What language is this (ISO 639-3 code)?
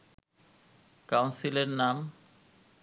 ben